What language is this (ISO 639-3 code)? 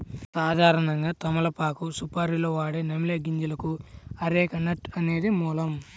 tel